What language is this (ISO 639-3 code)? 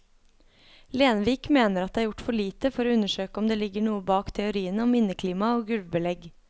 nor